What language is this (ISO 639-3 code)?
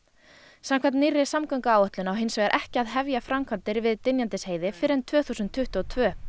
isl